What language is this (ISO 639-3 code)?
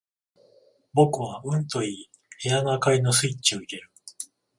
jpn